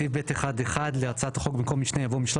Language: Hebrew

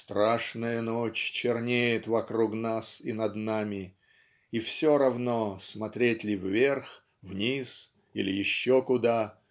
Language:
Russian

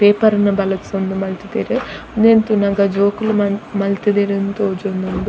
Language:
Tulu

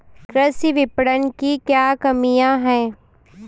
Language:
Hindi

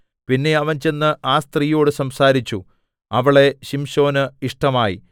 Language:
Malayalam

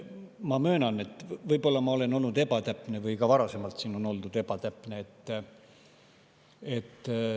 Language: Estonian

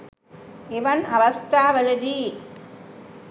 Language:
Sinhala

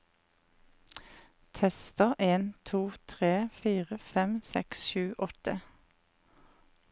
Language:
Norwegian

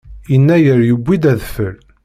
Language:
Kabyle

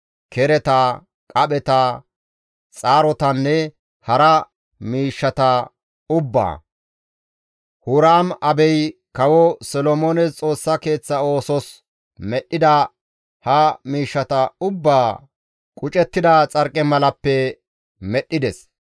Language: Gamo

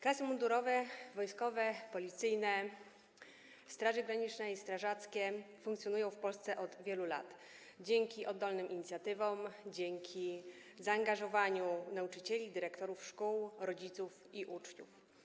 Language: Polish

